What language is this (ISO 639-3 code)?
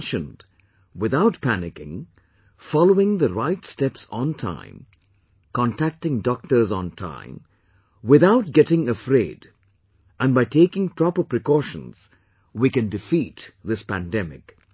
eng